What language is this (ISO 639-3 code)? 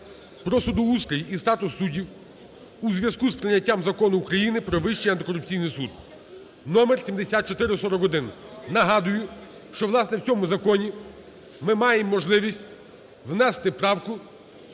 ukr